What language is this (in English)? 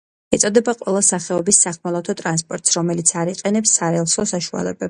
Georgian